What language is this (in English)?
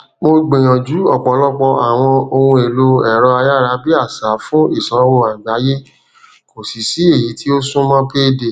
Yoruba